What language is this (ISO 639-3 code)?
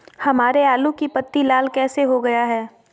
mag